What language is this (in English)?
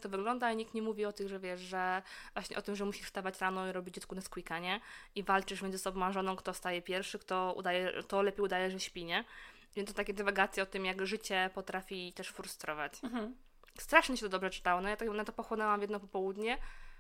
Polish